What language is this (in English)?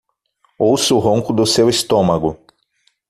Portuguese